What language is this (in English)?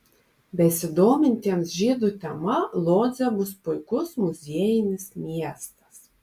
Lithuanian